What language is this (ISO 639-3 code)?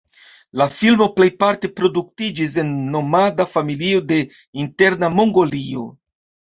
epo